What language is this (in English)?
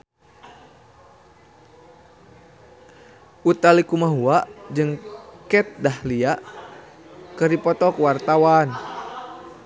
Sundanese